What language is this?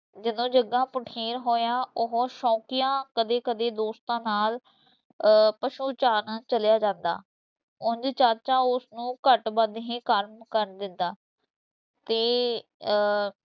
Punjabi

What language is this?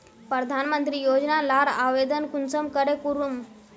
Magahi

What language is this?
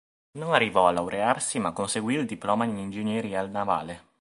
Italian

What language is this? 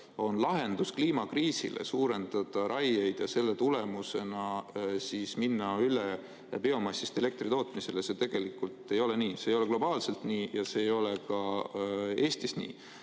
Estonian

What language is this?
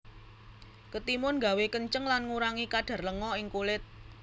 Javanese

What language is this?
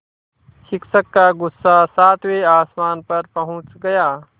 Hindi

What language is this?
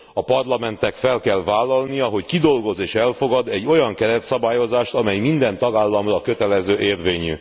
Hungarian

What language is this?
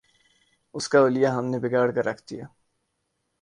Urdu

